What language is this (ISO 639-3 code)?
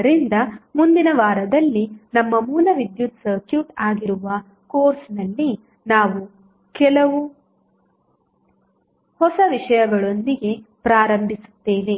kan